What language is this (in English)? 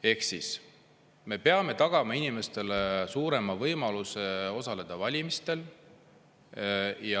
Estonian